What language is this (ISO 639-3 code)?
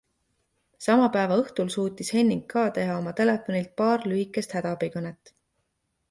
est